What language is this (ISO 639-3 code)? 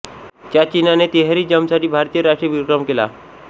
mar